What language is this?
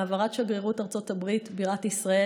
Hebrew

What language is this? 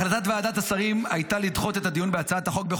Hebrew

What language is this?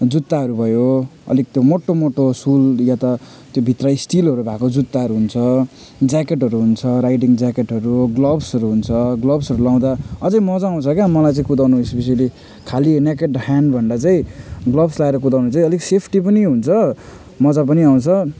Nepali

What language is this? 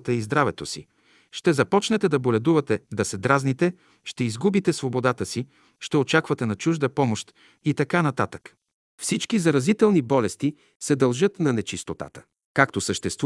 Bulgarian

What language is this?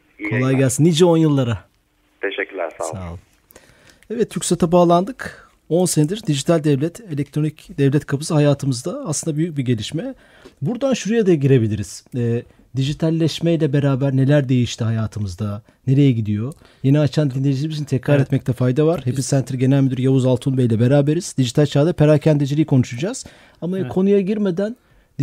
Turkish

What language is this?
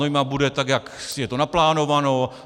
Czech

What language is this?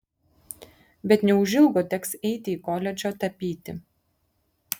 Lithuanian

